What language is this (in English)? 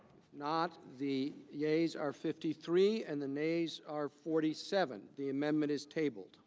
English